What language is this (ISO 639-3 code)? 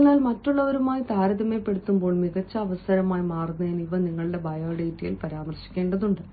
mal